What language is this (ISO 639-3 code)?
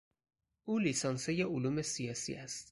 fas